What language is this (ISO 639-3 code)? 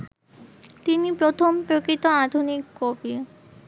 ben